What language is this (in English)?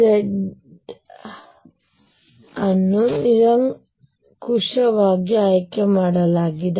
Kannada